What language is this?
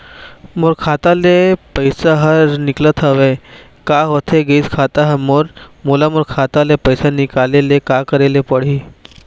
Chhattisgarhi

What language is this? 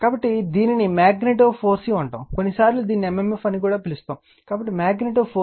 Telugu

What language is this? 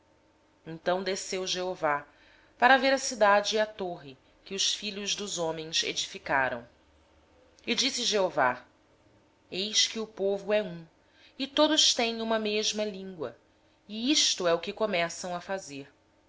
Portuguese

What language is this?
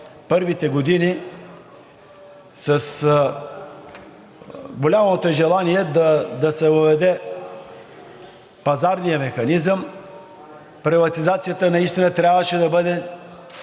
Bulgarian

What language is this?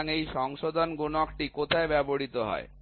Bangla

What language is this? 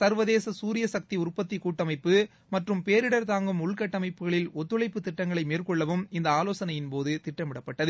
Tamil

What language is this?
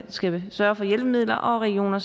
Danish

